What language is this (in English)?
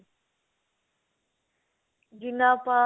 Punjabi